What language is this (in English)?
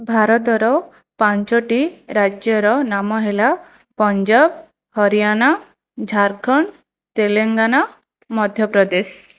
Odia